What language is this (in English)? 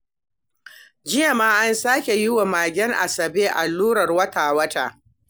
Hausa